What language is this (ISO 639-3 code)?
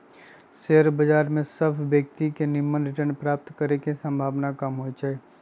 mag